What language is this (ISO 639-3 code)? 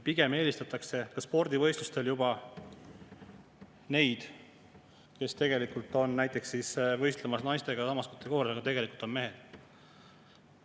est